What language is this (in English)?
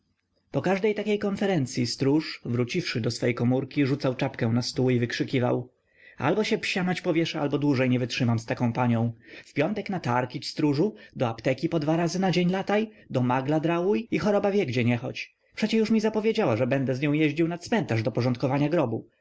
Polish